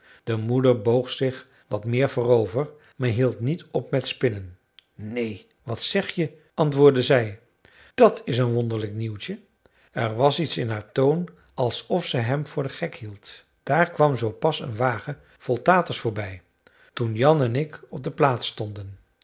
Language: Dutch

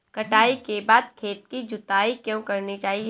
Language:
Hindi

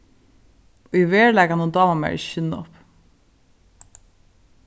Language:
Faroese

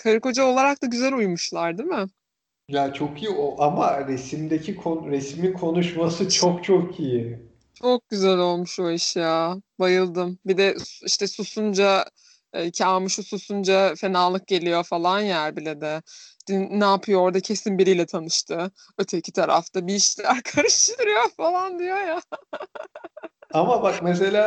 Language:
Turkish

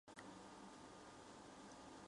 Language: Chinese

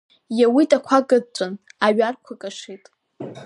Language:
Abkhazian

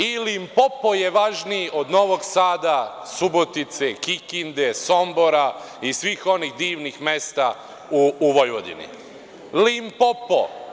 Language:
Serbian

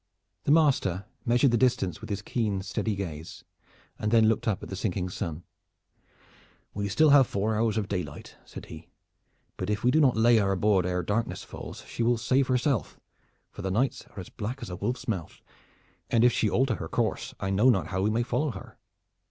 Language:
English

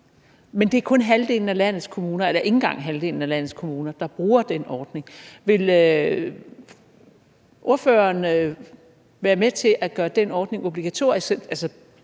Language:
Danish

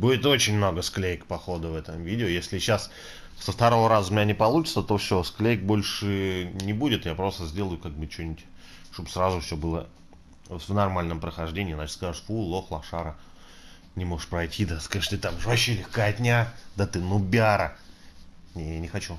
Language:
Russian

